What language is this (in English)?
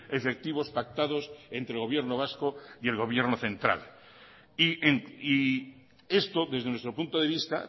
Spanish